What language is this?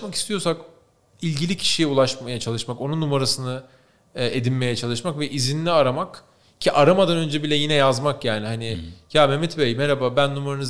Turkish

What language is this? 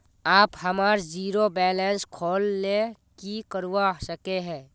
Magahi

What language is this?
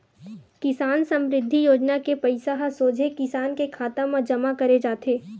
Chhattisgarhi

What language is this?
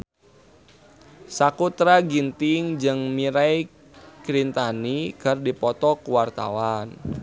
Sundanese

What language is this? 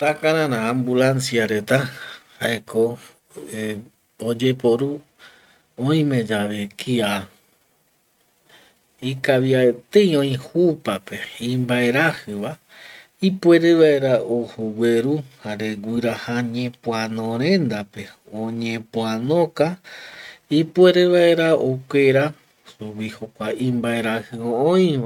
Eastern Bolivian Guaraní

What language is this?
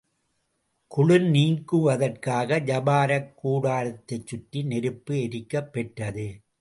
Tamil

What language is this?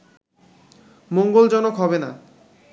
Bangla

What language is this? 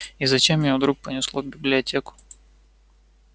Russian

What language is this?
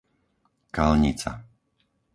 Slovak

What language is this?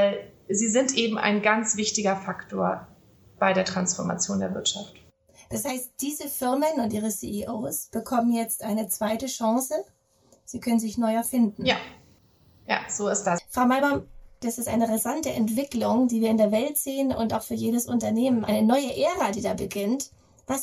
German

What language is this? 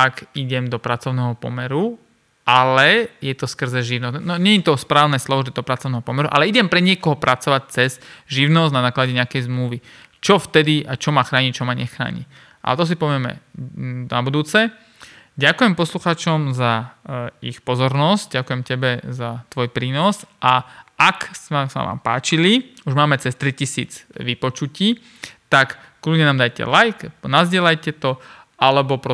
Slovak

